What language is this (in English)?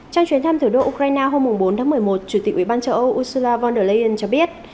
Vietnamese